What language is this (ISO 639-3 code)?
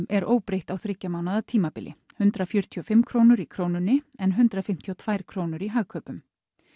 isl